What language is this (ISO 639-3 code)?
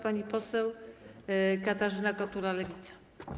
pol